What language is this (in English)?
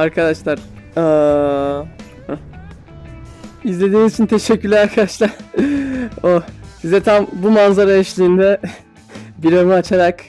Turkish